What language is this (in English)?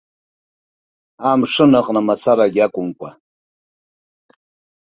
Abkhazian